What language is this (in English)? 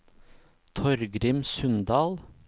Norwegian